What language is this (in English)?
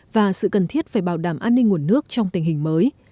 Vietnamese